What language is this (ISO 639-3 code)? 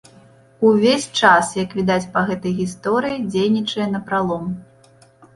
bel